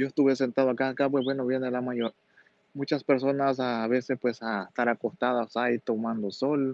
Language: Spanish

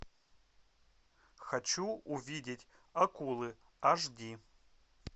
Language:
Russian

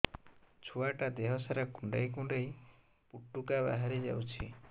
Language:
Odia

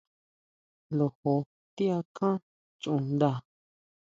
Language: Huautla Mazatec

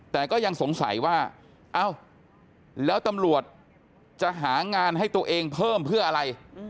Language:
Thai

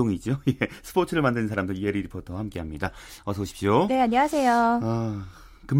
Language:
Korean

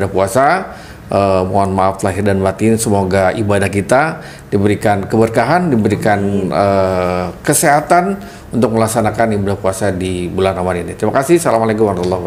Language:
Indonesian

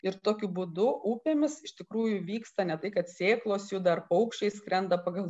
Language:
Lithuanian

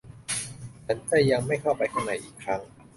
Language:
Thai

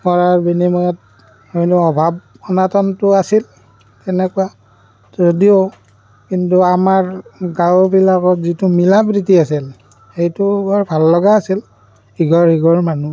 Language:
Assamese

